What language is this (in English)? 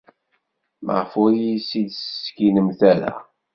Kabyle